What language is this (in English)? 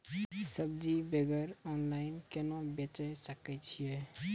Maithili